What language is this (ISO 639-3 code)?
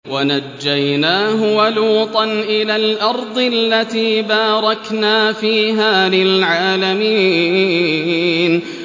ara